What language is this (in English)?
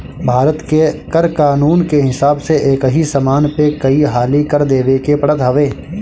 Bhojpuri